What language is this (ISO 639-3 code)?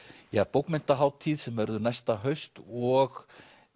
isl